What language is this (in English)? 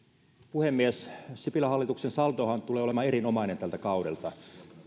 Finnish